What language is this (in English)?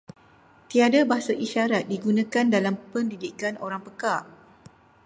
Malay